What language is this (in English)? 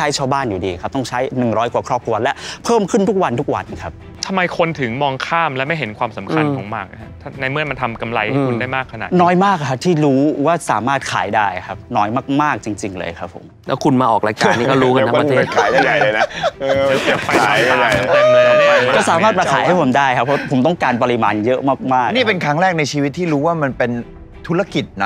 Thai